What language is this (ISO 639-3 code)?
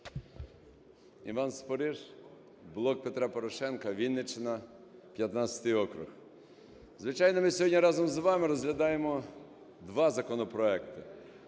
ukr